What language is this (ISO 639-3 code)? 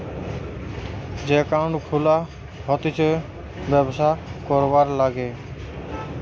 ben